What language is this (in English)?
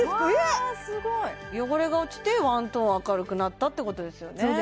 Japanese